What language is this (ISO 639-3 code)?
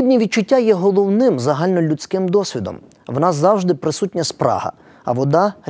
ukr